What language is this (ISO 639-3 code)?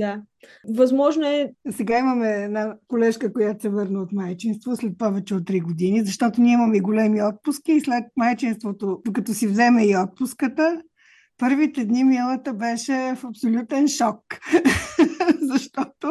bul